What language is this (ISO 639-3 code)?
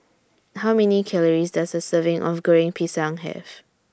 eng